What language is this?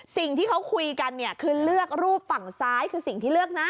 Thai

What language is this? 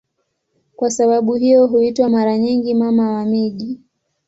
Swahili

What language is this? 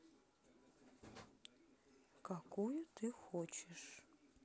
Russian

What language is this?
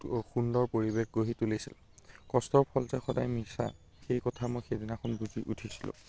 Assamese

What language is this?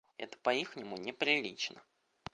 Russian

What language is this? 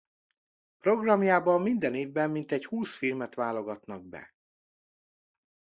Hungarian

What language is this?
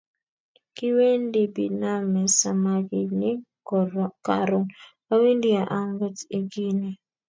Kalenjin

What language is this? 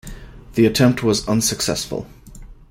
English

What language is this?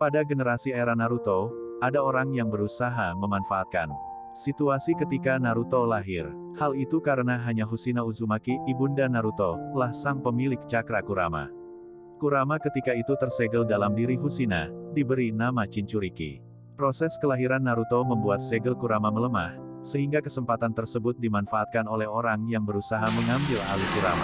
Indonesian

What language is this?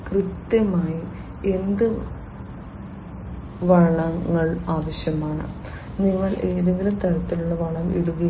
Malayalam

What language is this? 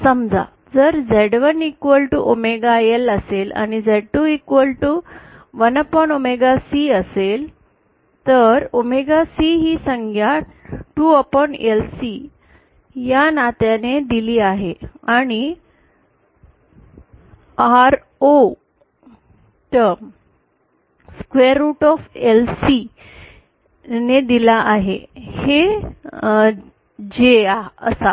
Marathi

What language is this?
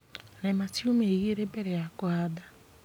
Kikuyu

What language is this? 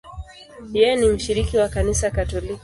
Swahili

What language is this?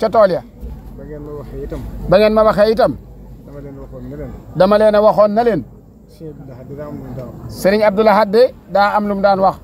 Arabic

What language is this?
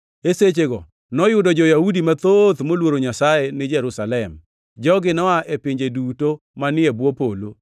Luo (Kenya and Tanzania)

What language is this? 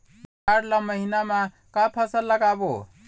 Chhattisgarhi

